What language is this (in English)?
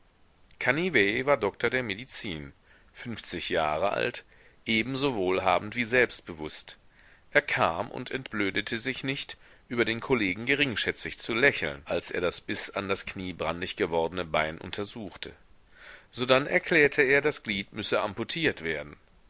German